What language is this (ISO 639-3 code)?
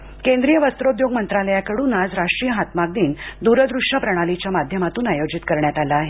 mar